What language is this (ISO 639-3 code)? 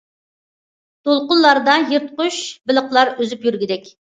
uig